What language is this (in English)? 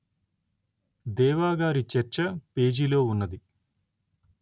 Telugu